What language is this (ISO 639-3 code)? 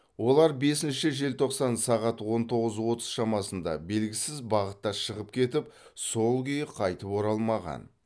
kaz